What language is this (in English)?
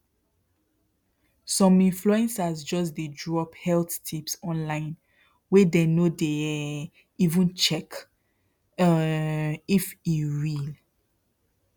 Nigerian Pidgin